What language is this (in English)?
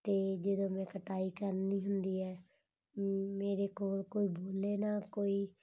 Punjabi